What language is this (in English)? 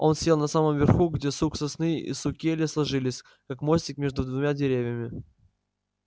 Russian